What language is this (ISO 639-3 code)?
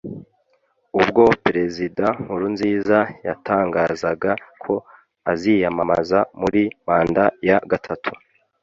kin